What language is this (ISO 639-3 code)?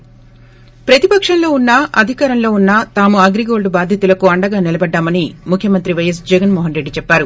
tel